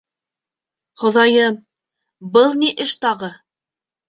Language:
Bashkir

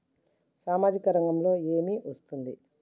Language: Telugu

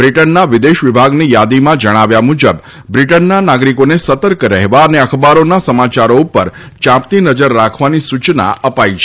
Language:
Gujarati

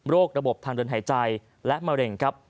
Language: Thai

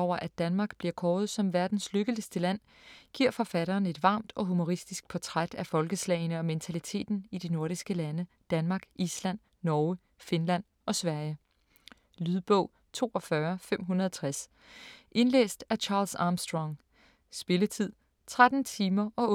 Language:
Danish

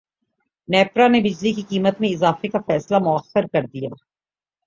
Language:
Urdu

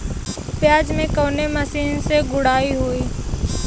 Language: Bhojpuri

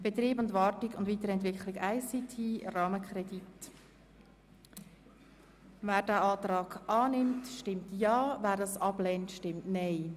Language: Swiss German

